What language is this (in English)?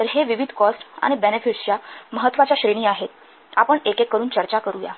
Marathi